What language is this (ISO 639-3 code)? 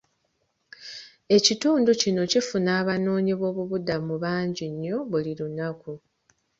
lug